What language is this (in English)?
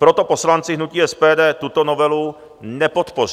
Czech